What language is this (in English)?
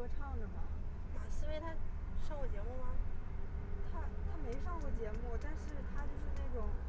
Chinese